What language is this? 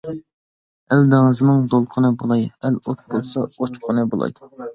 Uyghur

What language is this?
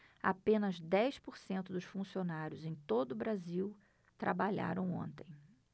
Portuguese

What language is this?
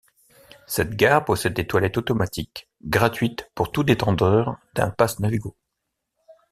French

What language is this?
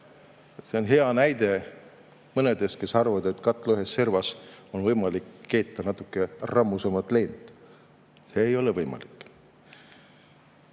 Estonian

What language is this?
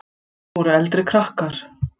Icelandic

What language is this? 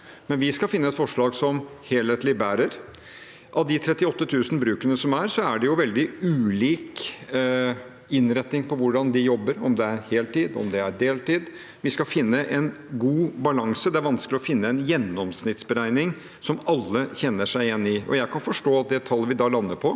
Norwegian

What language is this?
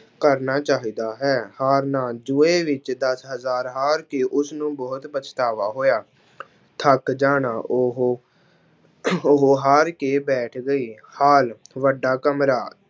Punjabi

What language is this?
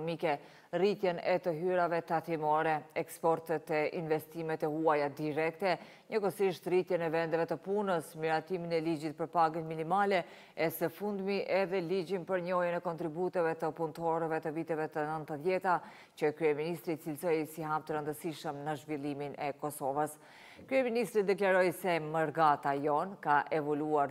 Romanian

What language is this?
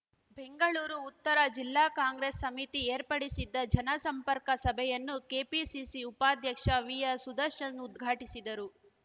Kannada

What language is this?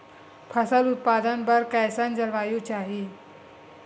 Chhattisgarhi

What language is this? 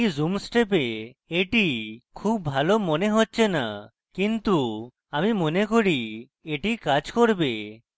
Bangla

